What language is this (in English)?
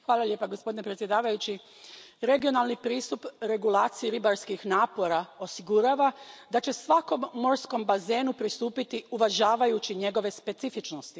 Croatian